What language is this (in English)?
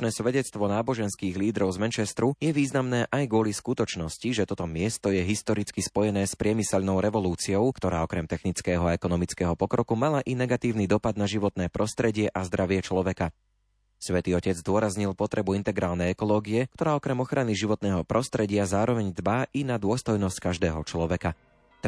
Slovak